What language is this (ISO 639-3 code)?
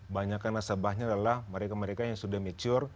ind